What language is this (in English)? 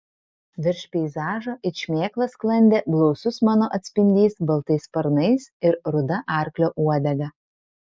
Lithuanian